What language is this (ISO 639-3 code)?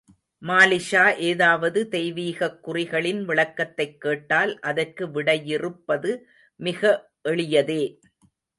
tam